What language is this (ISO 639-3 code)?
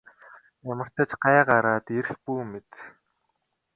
mon